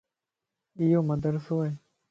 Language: Lasi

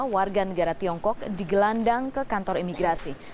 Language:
Indonesian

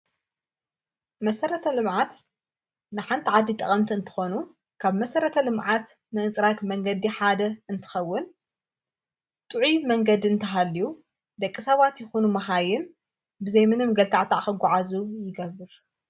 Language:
Tigrinya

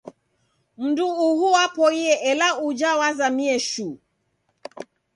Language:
Taita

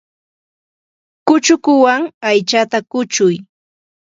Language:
Santa Ana de Tusi Pasco Quechua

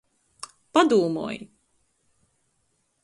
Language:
Latgalian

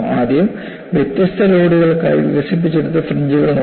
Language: Malayalam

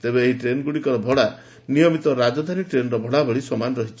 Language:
Odia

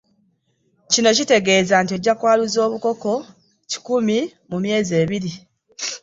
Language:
Ganda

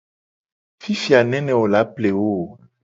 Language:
Gen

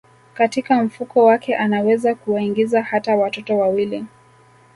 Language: Swahili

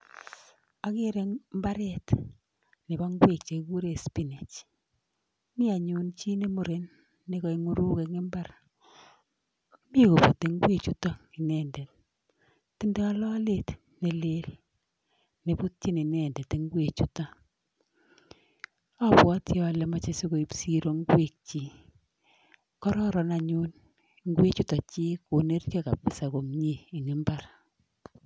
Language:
Kalenjin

